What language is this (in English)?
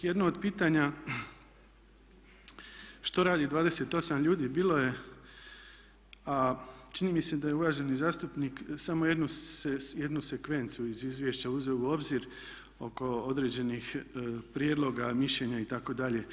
Croatian